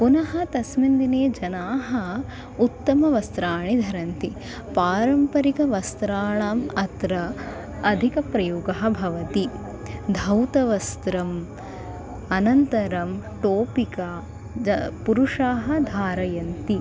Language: Sanskrit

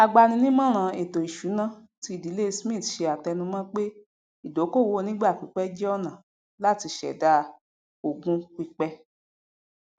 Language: Yoruba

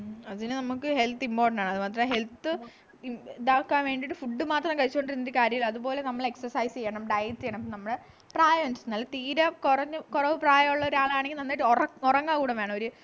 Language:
Malayalam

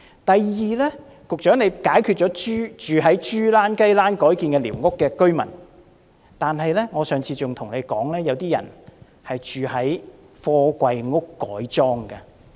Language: Cantonese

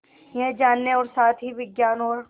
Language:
Hindi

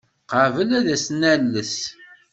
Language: Kabyle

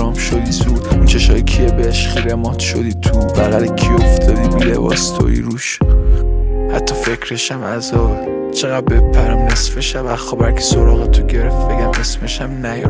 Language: Persian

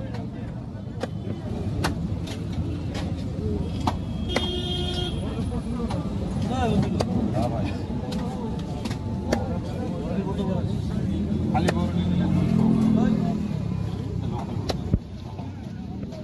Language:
Ukrainian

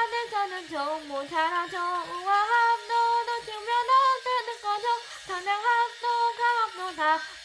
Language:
Korean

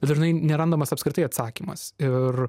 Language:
Lithuanian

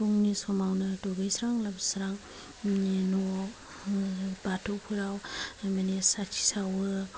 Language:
Bodo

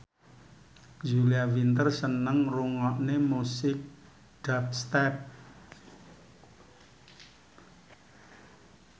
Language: Javanese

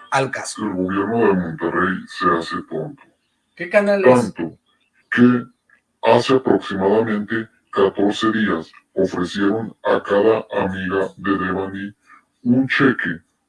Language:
Spanish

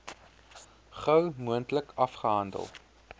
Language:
Afrikaans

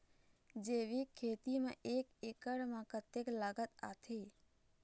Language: Chhattisgarhi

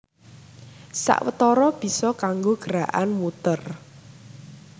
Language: Javanese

